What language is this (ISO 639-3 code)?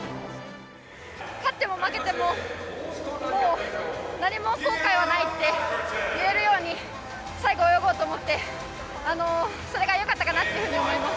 jpn